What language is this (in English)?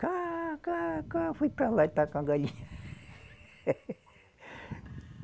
Portuguese